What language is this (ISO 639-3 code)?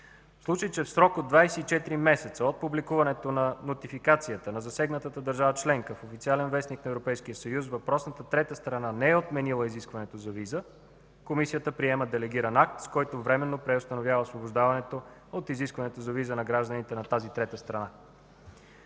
bul